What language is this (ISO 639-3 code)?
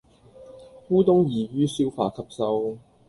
yue